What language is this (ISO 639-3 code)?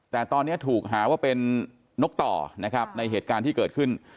tha